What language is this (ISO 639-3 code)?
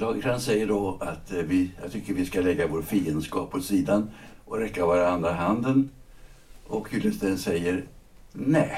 swe